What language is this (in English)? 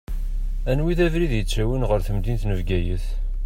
Kabyle